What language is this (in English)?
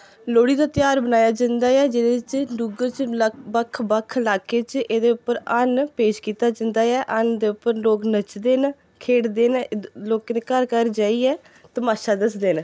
Dogri